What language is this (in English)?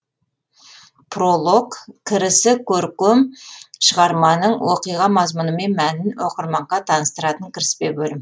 Kazakh